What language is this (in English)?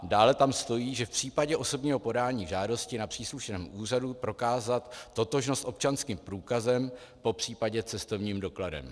Czech